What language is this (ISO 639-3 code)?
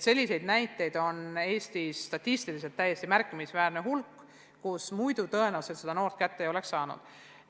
est